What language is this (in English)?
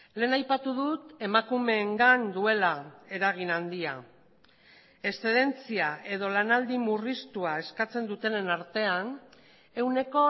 Basque